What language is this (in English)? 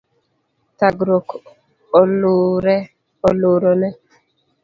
Luo (Kenya and Tanzania)